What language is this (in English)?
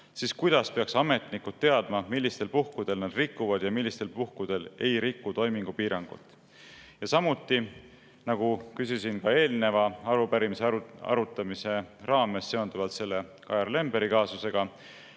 Estonian